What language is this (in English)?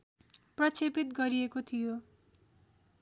Nepali